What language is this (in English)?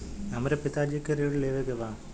Bhojpuri